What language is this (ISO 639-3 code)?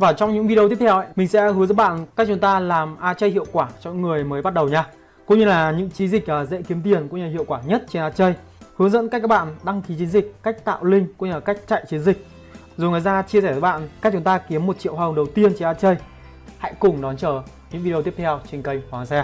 vie